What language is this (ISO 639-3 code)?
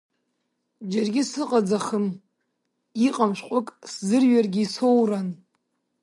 abk